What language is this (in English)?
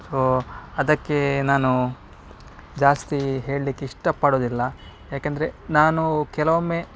Kannada